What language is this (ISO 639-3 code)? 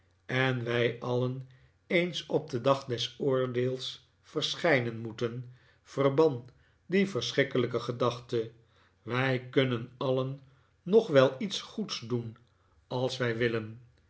nld